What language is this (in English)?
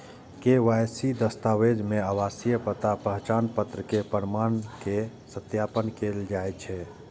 Maithili